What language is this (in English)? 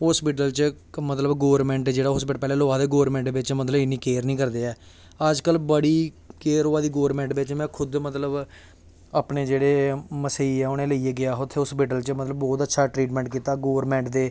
Dogri